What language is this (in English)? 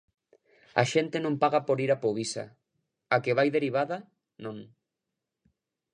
Galician